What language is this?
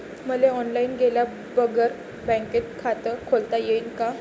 Marathi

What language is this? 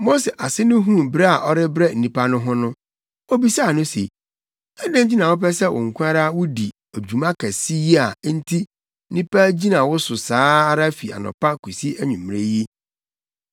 Akan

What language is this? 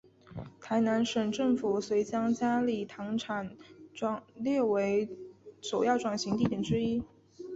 Chinese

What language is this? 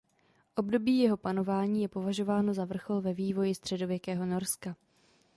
Czech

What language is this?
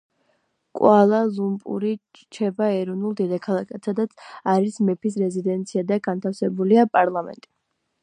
Georgian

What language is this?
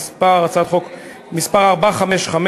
Hebrew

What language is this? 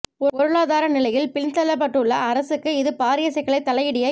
Tamil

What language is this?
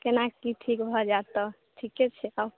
Maithili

